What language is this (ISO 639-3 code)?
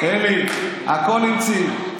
heb